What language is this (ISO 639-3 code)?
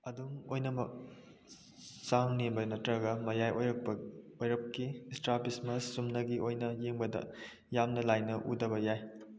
mni